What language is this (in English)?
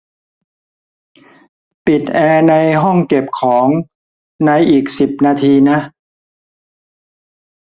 Thai